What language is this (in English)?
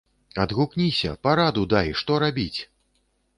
Belarusian